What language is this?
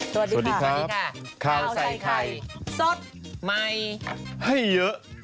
Thai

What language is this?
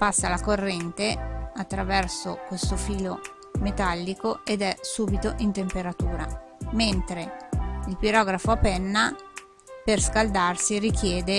Italian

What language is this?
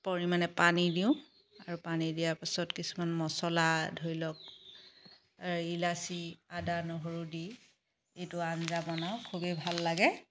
Assamese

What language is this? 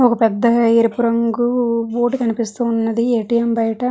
Telugu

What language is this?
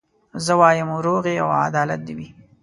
Pashto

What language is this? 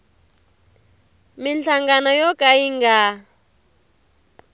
Tsonga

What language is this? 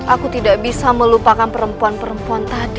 Indonesian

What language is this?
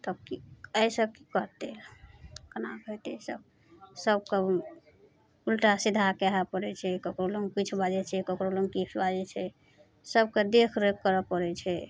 Maithili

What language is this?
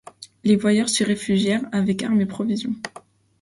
French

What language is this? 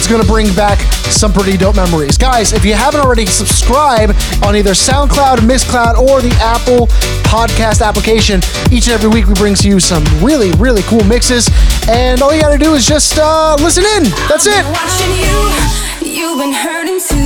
English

